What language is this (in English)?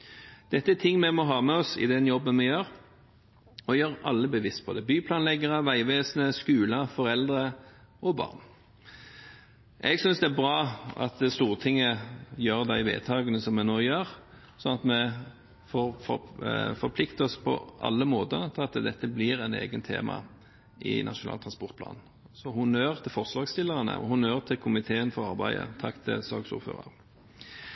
Norwegian Bokmål